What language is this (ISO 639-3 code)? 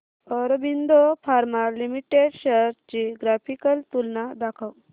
mar